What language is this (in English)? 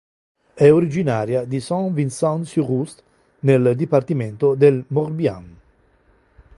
Italian